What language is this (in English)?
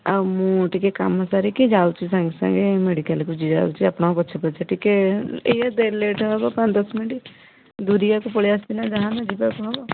Odia